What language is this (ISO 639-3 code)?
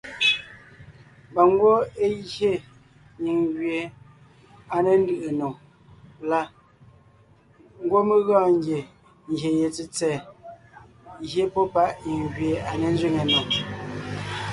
nnh